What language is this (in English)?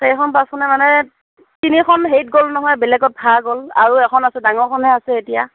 Assamese